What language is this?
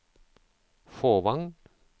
Norwegian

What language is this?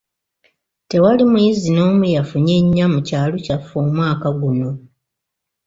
Ganda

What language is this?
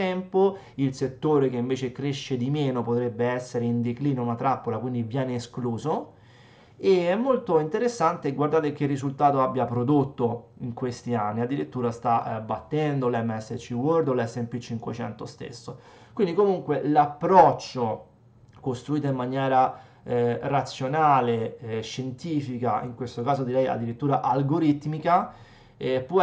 Italian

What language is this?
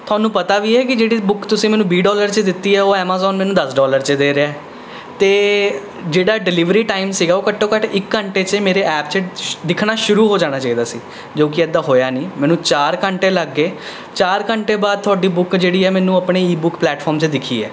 Punjabi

